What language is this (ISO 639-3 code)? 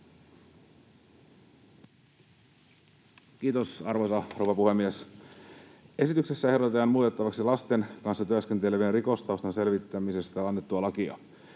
fin